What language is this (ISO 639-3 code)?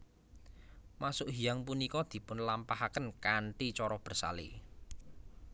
jav